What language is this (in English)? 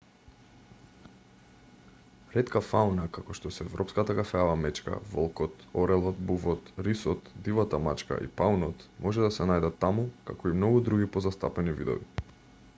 Macedonian